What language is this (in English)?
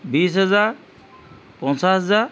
Assamese